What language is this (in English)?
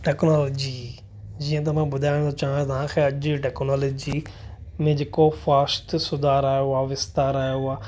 Sindhi